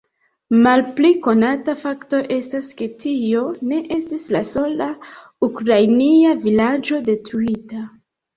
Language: Esperanto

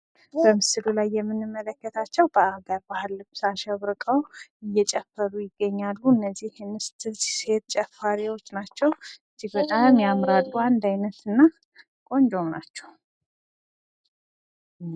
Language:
Amharic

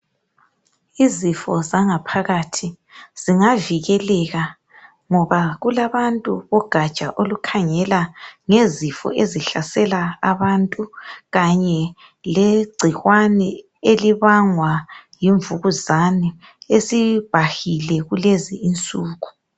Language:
North Ndebele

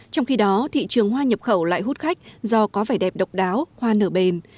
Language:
Vietnamese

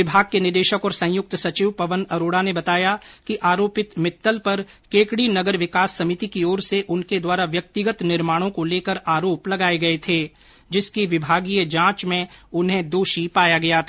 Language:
Hindi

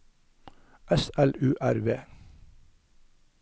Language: Norwegian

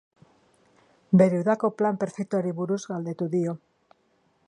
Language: Basque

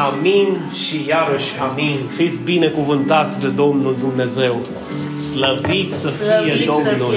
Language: Romanian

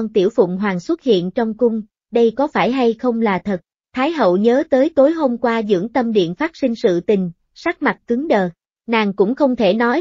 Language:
Vietnamese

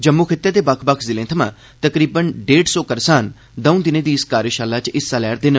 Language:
Dogri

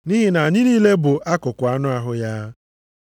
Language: Igbo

